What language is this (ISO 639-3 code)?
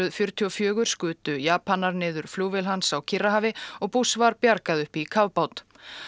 isl